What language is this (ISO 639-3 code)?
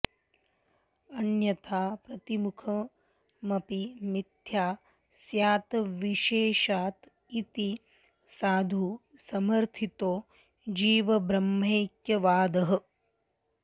san